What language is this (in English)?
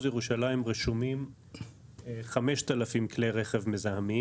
Hebrew